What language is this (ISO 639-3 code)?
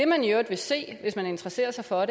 dan